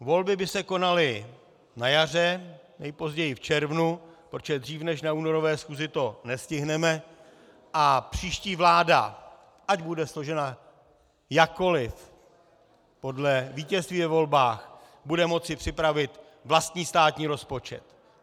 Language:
Czech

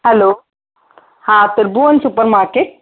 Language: Sindhi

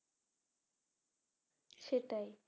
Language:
Bangla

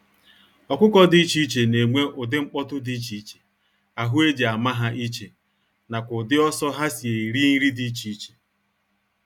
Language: Igbo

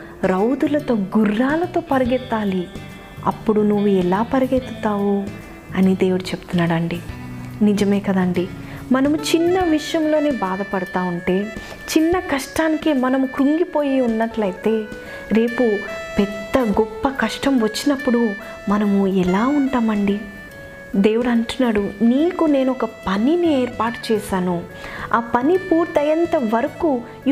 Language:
Telugu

